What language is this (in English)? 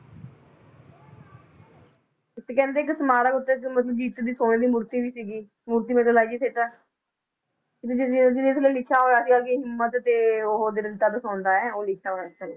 Punjabi